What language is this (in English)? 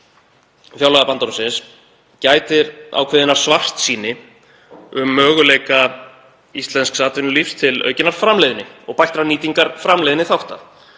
Icelandic